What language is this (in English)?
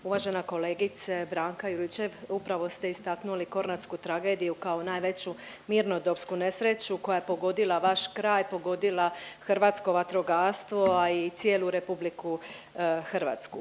Croatian